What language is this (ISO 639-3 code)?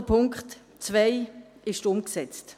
gsw